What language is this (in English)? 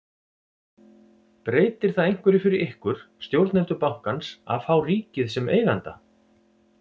Icelandic